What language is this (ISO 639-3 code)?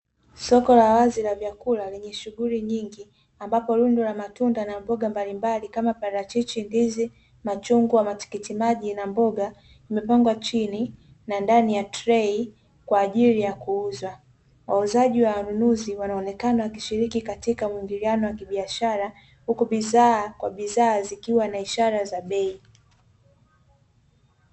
swa